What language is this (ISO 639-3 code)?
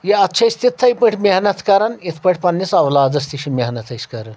kas